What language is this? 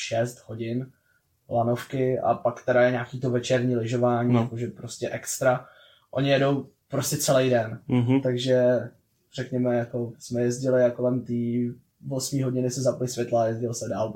Czech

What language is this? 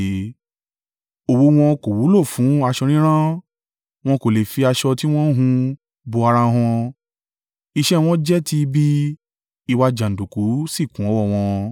Yoruba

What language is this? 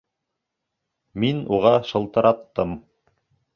Bashkir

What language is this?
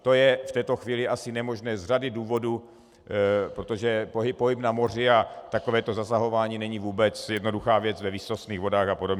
Czech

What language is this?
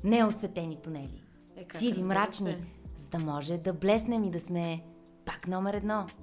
Bulgarian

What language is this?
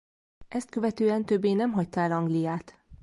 Hungarian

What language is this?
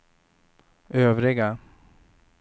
Swedish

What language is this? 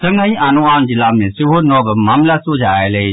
Maithili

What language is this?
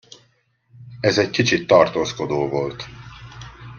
Hungarian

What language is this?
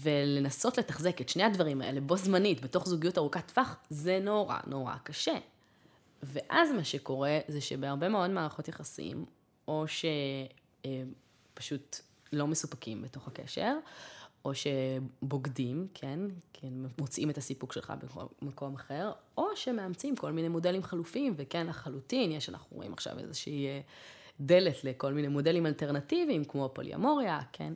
Hebrew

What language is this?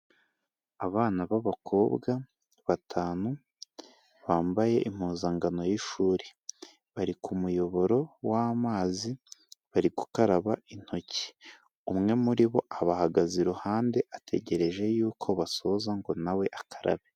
Kinyarwanda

